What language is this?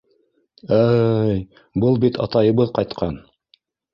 Bashkir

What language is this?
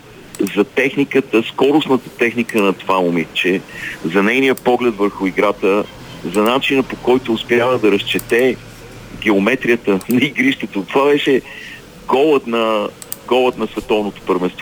Bulgarian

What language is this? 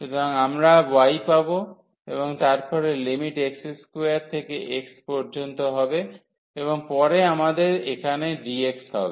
Bangla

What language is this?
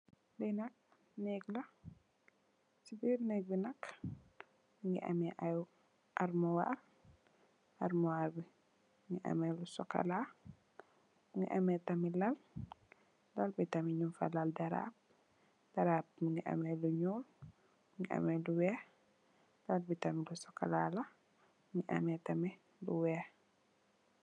Wolof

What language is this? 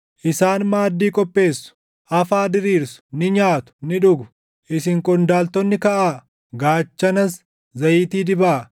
Oromo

